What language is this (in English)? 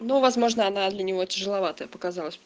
Russian